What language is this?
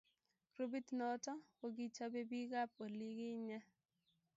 Kalenjin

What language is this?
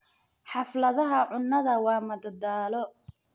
Somali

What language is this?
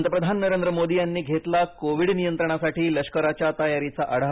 Marathi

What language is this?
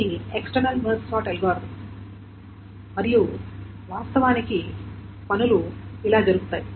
Telugu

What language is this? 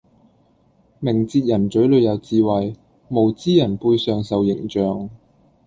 Cantonese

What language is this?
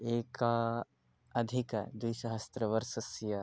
Sanskrit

